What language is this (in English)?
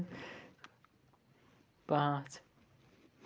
Kashmiri